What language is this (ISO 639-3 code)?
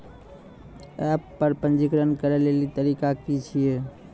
mai